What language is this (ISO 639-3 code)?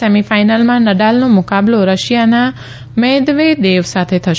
guj